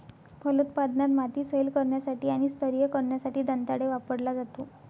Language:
Marathi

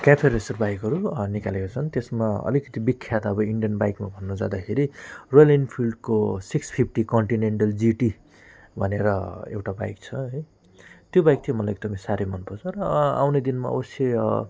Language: Nepali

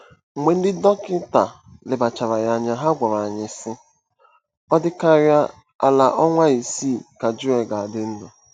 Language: Igbo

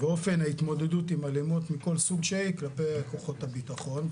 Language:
Hebrew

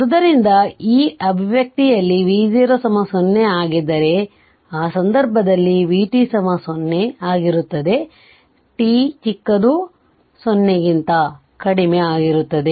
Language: Kannada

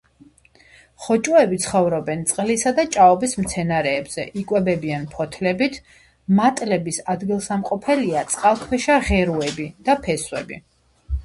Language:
Georgian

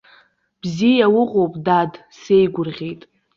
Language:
Abkhazian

